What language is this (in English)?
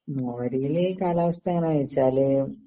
Malayalam